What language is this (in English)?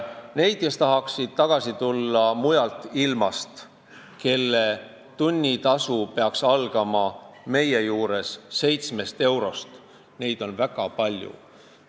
Estonian